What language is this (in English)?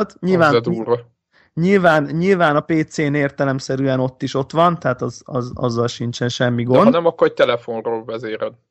Hungarian